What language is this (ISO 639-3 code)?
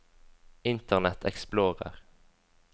nor